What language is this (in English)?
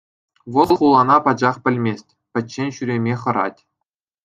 Chuvash